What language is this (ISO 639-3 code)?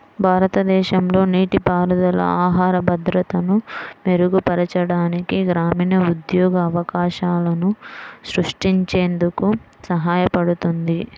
tel